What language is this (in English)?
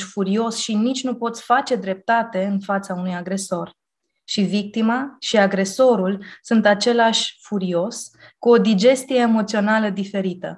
Romanian